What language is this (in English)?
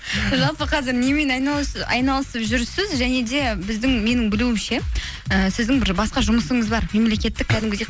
Kazakh